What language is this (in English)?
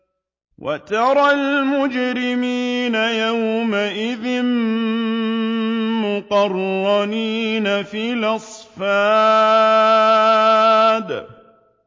Arabic